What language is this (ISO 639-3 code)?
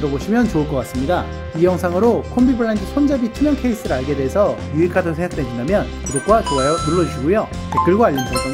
kor